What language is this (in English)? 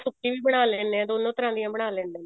Punjabi